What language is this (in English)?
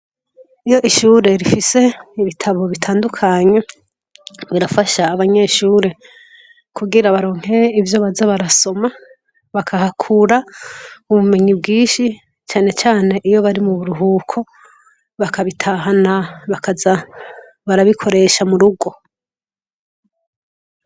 Rundi